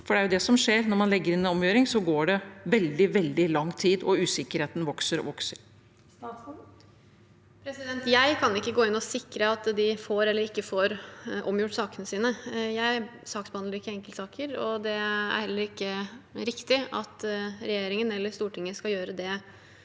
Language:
Norwegian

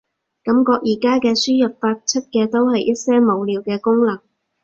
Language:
Cantonese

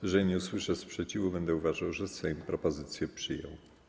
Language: Polish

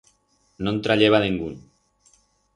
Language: Aragonese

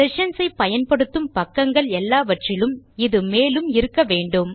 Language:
Tamil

